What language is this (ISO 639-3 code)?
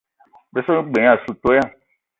eto